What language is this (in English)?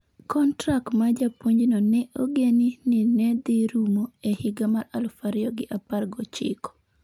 Luo (Kenya and Tanzania)